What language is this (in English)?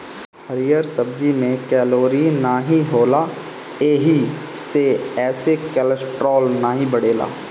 Bhojpuri